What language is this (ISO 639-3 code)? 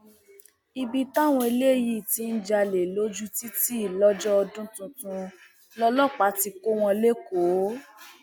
yor